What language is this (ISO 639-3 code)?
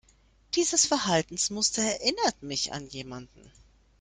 deu